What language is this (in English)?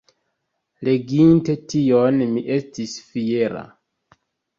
Esperanto